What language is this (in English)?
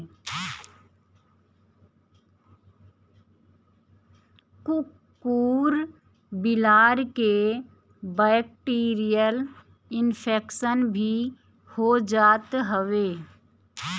Bhojpuri